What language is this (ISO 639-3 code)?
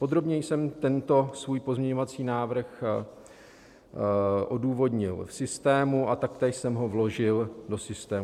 ces